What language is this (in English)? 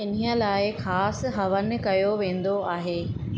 Sindhi